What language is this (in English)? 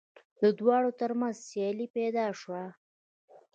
Pashto